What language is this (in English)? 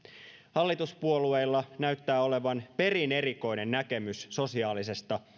Finnish